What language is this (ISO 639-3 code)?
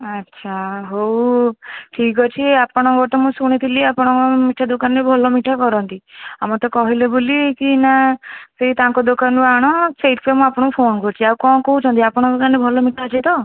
ori